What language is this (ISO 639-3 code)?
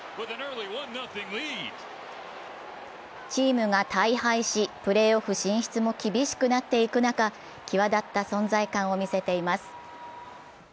jpn